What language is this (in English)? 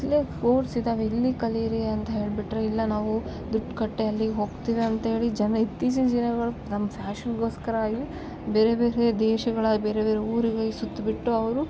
Kannada